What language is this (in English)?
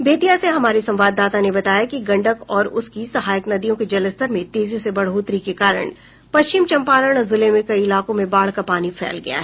Hindi